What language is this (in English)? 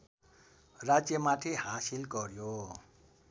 Nepali